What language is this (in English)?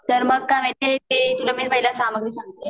Marathi